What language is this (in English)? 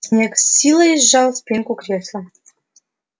Russian